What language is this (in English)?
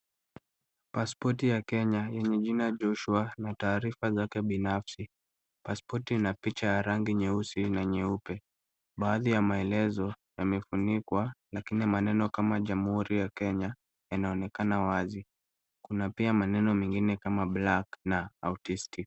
Swahili